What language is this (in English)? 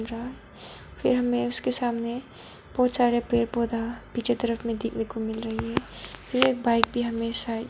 Hindi